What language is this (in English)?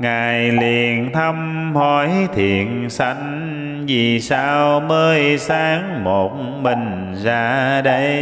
Vietnamese